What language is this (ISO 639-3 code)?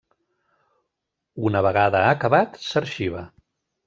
cat